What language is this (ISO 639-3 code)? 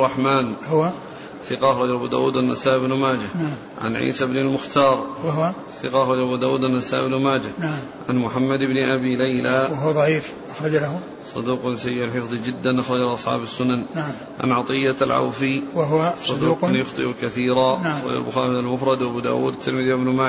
ara